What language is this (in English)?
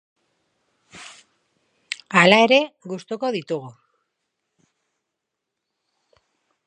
Basque